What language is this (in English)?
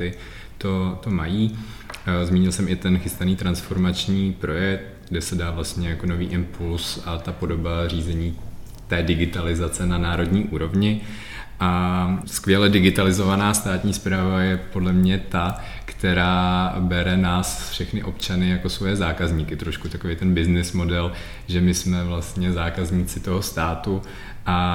Czech